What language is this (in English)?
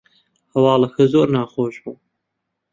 Central Kurdish